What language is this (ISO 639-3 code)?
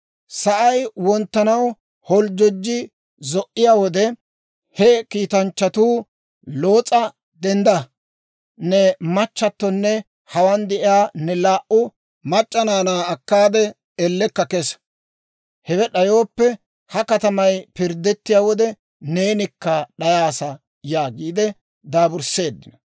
dwr